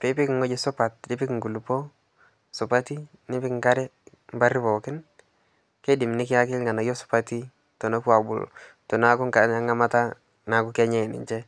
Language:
Masai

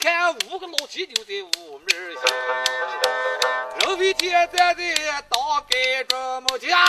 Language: Chinese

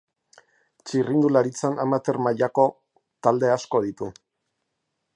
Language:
Basque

